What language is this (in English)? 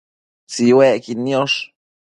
Matsés